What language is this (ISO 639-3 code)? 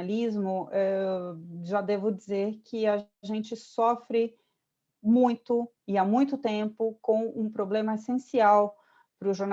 por